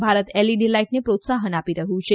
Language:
Gujarati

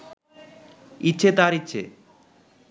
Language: Bangla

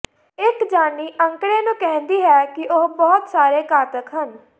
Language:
Punjabi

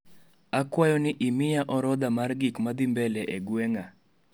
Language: Luo (Kenya and Tanzania)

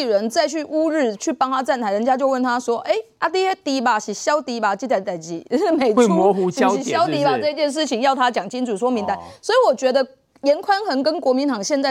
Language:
Chinese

